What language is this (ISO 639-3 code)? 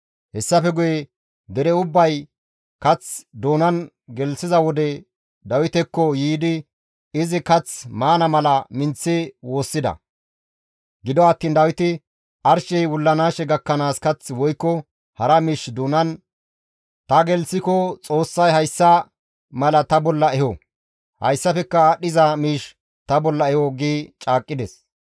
gmv